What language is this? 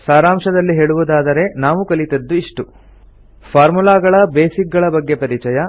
Kannada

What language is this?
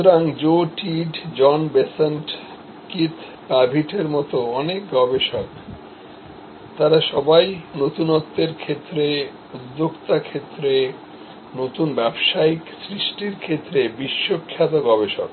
Bangla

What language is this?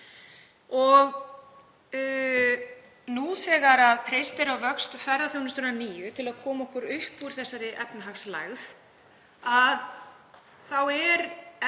Icelandic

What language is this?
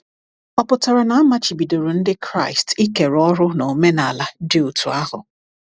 Igbo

